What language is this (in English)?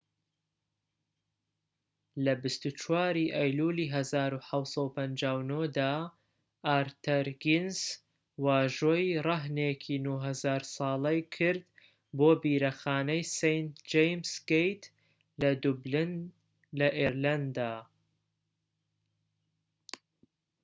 Central Kurdish